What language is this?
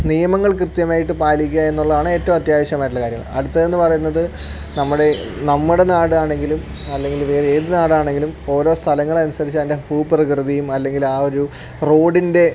Malayalam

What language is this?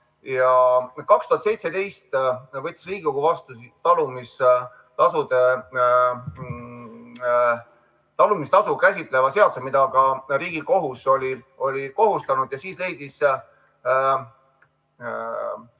Estonian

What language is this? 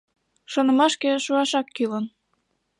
Mari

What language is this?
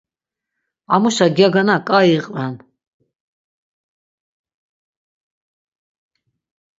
Laz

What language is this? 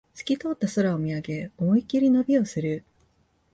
Japanese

